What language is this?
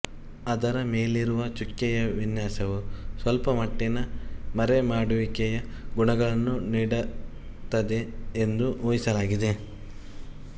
Kannada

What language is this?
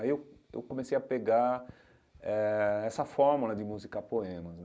Portuguese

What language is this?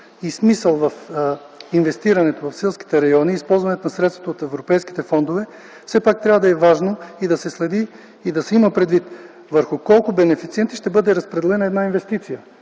Bulgarian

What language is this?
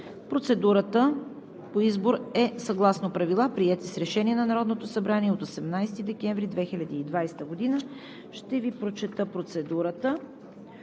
Bulgarian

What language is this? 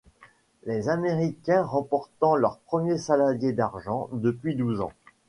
French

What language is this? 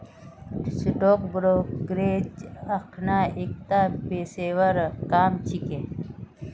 Magahi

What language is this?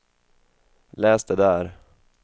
Swedish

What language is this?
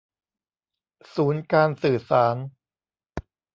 Thai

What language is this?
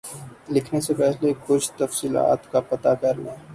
Urdu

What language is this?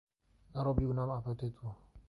Polish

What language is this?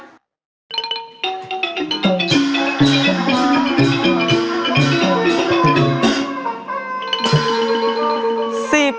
Thai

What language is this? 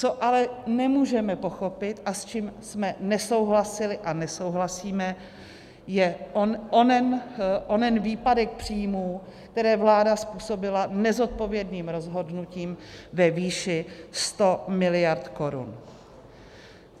Czech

